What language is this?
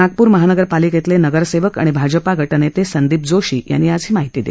Marathi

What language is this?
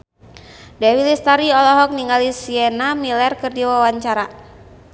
Sundanese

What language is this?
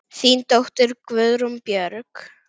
Icelandic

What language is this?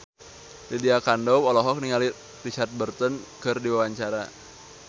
Sundanese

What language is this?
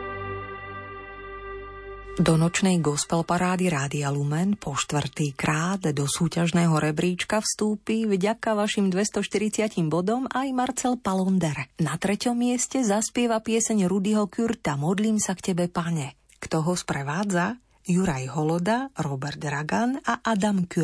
Slovak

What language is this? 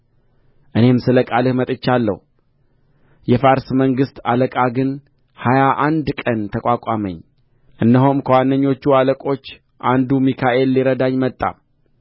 Amharic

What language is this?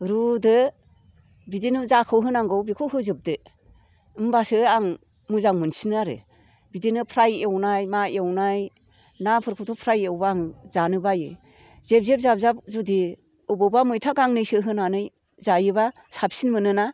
Bodo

